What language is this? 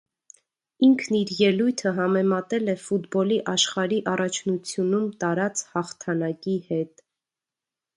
Armenian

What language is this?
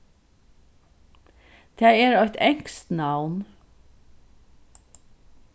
Faroese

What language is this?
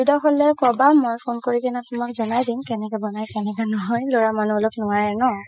Assamese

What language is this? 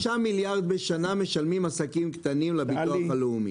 Hebrew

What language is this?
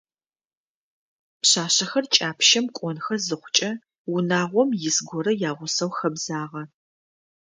Adyghe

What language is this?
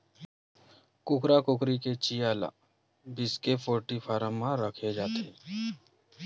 Chhattisgarhi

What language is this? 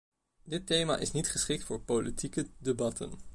Dutch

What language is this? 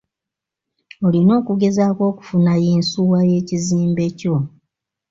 Ganda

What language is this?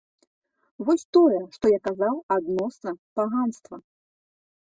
Belarusian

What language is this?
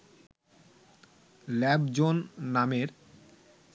Bangla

